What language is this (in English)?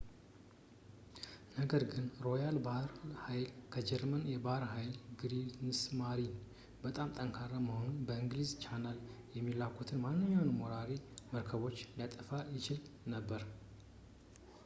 Amharic